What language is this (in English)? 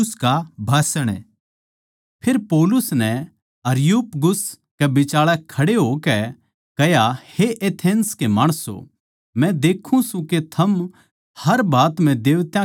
Haryanvi